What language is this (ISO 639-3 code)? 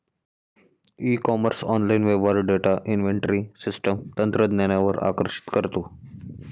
mar